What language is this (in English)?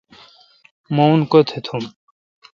Kalkoti